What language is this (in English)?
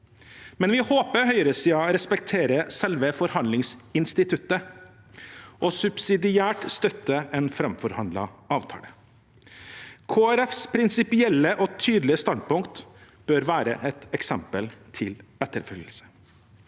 Norwegian